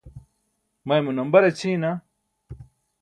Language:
Burushaski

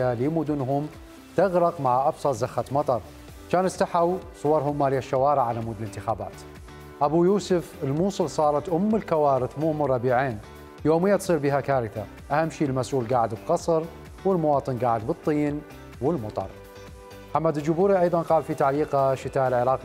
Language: Arabic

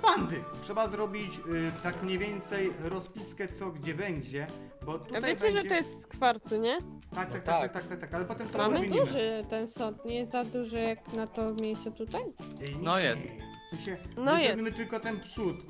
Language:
Polish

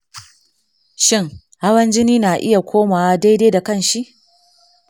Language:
Hausa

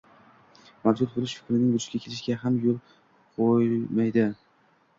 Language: Uzbek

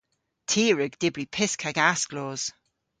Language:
Cornish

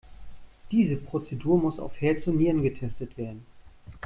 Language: German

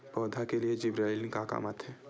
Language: Chhattisgarhi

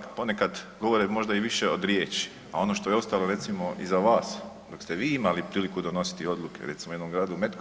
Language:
Croatian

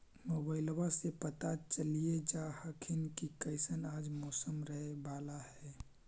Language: Magahi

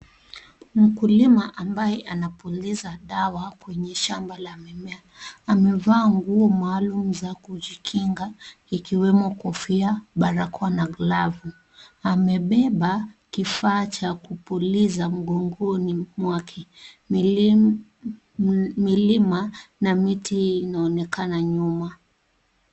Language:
Swahili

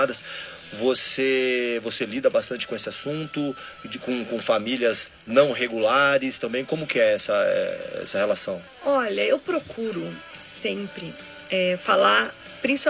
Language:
Portuguese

